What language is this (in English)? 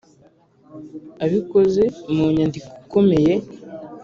Kinyarwanda